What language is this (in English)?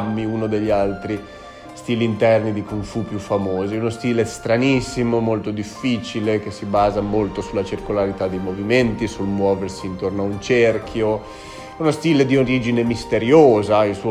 Italian